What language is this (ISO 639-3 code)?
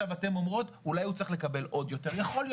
heb